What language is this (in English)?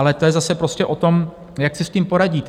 Czech